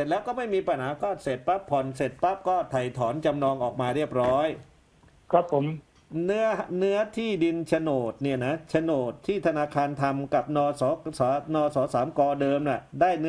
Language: Thai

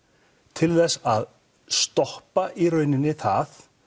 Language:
Icelandic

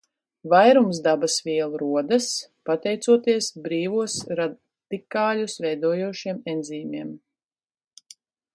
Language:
Latvian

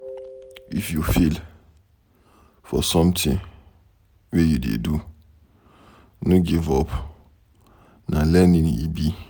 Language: Nigerian Pidgin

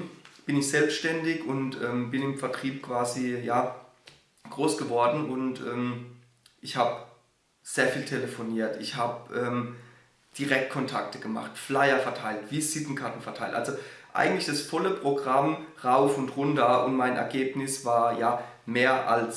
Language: German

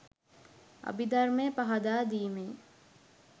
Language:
Sinhala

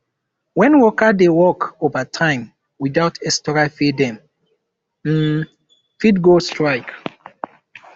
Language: Nigerian Pidgin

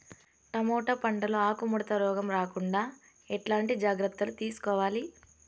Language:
Telugu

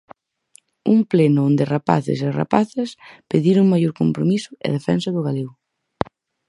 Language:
Galician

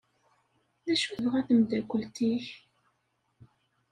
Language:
Kabyle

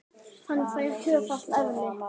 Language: Icelandic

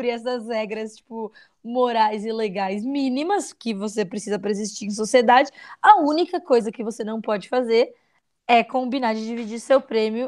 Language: Portuguese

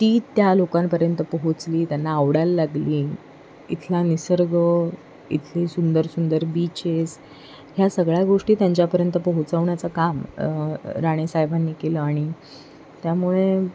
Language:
Marathi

